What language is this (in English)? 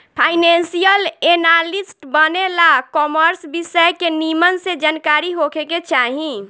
Bhojpuri